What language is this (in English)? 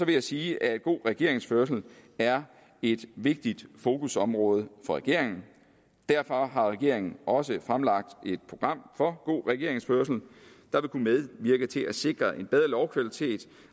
Danish